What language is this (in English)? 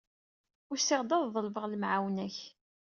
Kabyle